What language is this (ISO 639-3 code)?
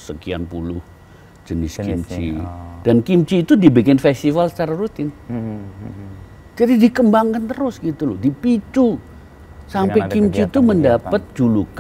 ind